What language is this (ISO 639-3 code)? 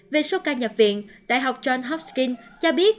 vie